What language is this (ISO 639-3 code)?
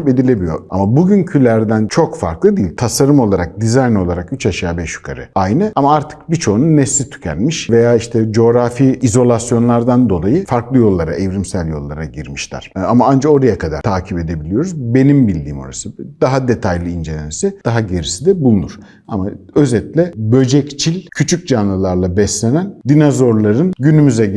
tur